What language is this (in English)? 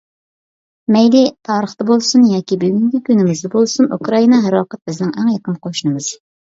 Uyghur